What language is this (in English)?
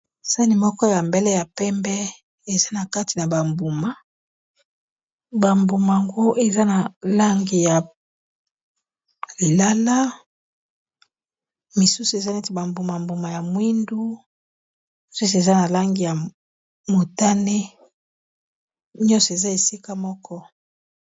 Lingala